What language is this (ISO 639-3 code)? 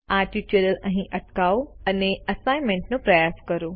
guj